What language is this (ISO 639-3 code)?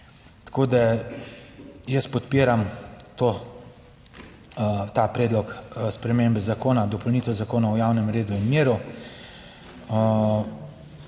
slv